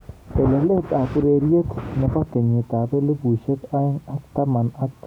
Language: Kalenjin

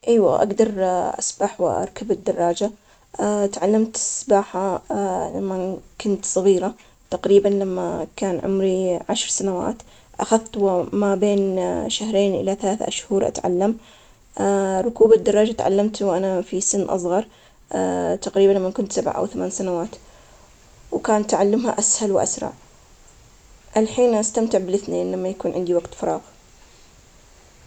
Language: Omani Arabic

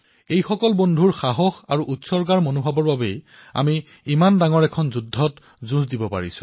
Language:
Assamese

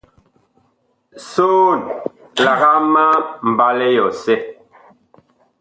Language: Bakoko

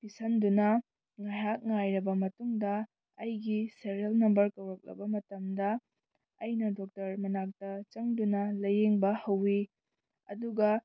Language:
Manipuri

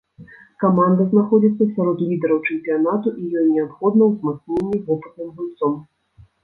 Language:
Belarusian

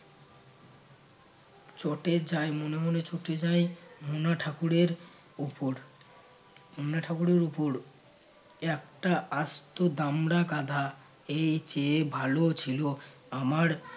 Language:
Bangla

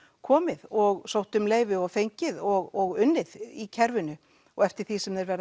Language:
Icelandic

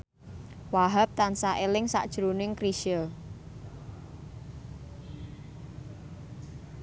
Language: Javanese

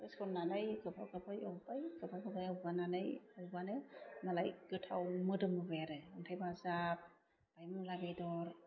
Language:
Bodo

